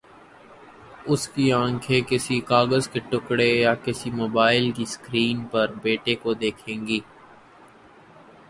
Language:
Urdu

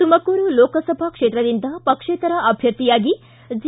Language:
Kannada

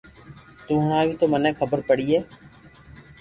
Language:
Loarki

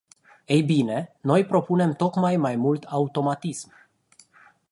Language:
Romanian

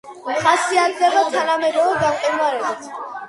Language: Georgian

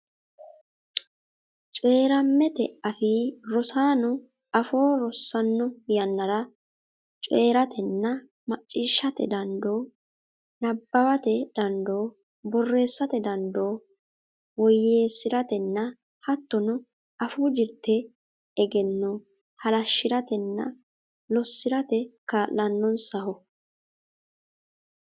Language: Sidamo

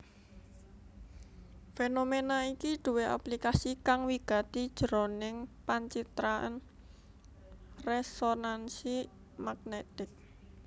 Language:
Javanese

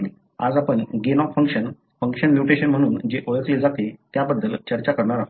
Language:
Marathi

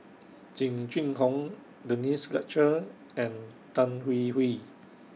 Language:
English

